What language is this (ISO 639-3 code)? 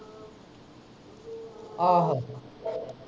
pan